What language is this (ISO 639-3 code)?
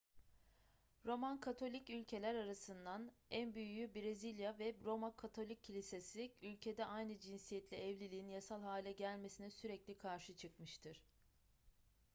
tur